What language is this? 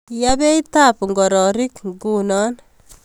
Kalenjin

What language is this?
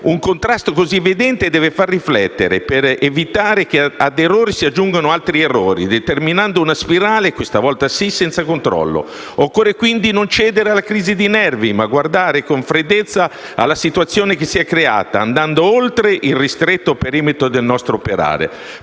Italian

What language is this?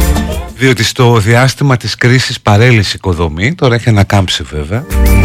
Greek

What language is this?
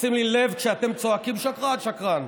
Hebrew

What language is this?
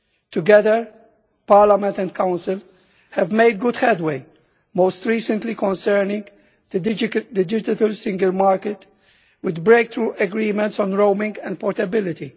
English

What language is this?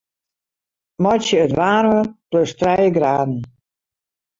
Western Frisian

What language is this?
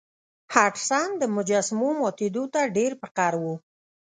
Pashto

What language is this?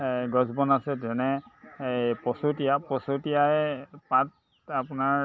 Assamese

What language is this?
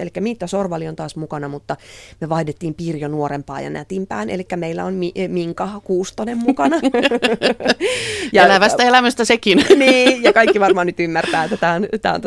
Finnish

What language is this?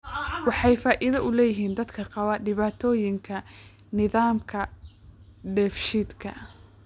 Somali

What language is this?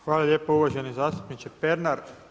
Croatian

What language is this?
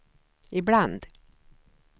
Swedish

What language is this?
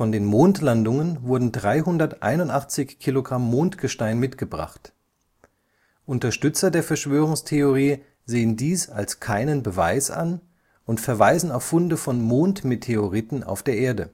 German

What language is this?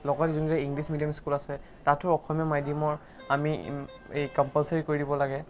Assamese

